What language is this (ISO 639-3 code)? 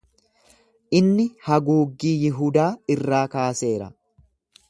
orm